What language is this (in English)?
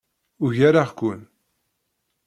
Kabyle